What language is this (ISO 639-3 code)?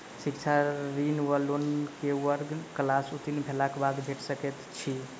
mai